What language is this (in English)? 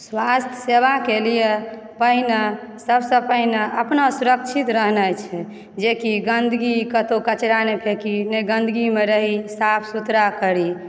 Maithili